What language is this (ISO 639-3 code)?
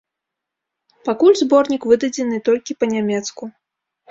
bel